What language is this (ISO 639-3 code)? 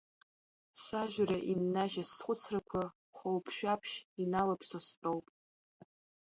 abk